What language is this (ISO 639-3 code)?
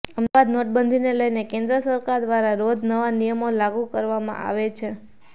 guj